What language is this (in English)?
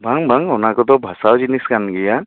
Santali